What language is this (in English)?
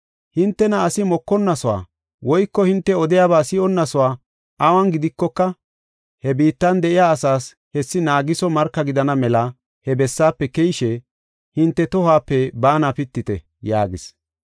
Gofa